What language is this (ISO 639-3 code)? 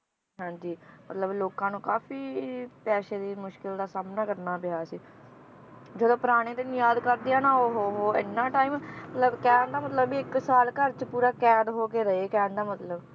pan